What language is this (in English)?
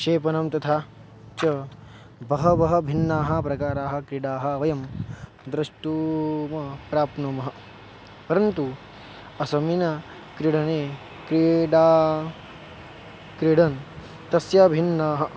Sanskrit